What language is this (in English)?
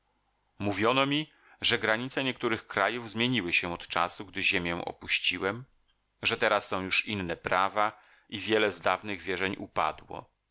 Polish